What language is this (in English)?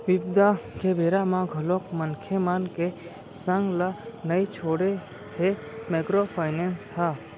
Chhattisgarhi